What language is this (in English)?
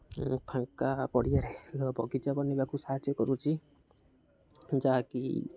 Odia